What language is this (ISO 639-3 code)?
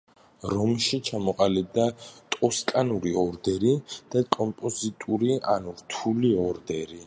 kat